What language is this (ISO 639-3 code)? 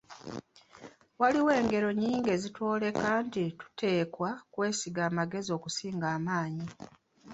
lug